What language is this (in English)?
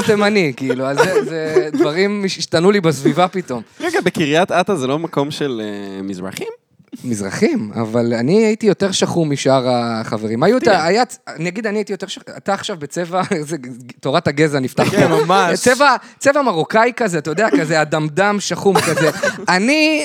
Hebrew